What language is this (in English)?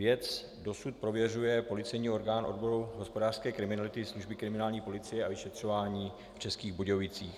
Czech